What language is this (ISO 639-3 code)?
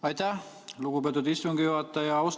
est